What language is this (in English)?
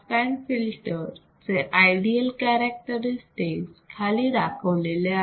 Marathi